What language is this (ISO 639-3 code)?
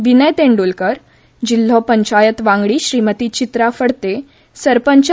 kok